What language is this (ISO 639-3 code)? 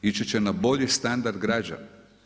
hrv